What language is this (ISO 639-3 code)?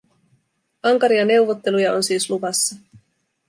fin